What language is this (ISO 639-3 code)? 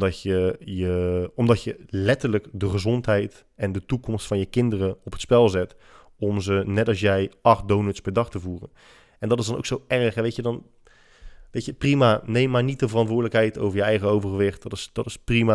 nld